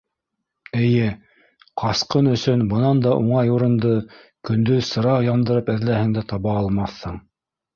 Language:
Bashkir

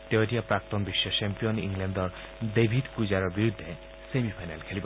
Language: Assamese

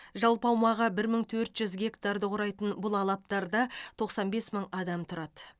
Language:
Kazakh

